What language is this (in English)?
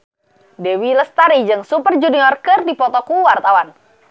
Sundanese